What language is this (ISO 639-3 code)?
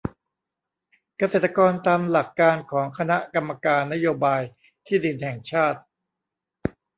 tha